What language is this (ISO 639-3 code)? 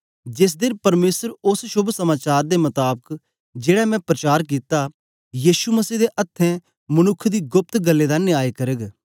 doi